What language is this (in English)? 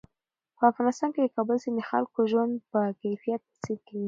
Pashto